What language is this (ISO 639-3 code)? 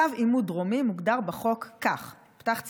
heb